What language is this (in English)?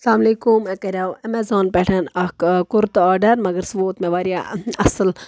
Kashmiri